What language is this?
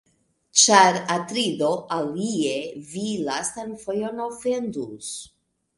Esperanto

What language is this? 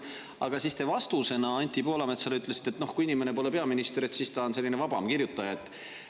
Estonian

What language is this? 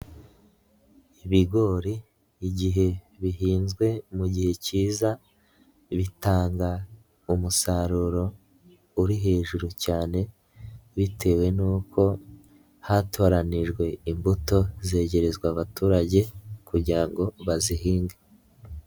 Kinyarwanda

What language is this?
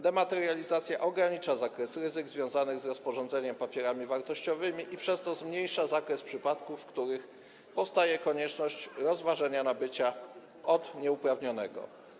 Polish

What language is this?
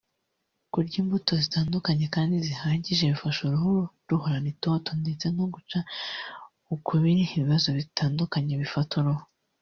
Kinyarwanda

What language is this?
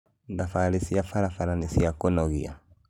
Kikuyu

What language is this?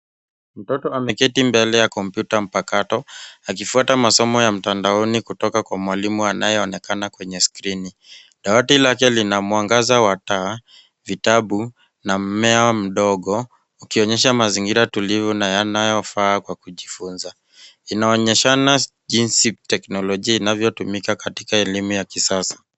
Swahili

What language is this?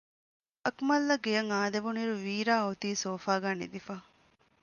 Divehi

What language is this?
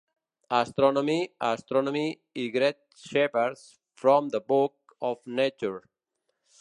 Catalan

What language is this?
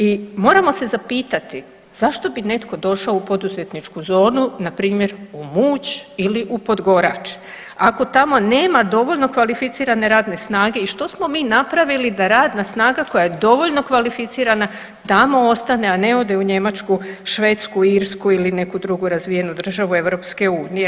Croatian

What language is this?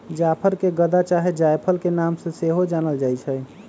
Magahi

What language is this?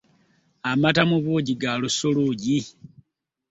Ganda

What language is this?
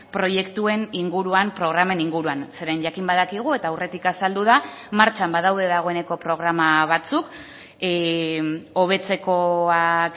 Basque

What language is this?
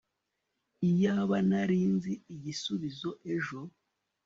Kinyarwanda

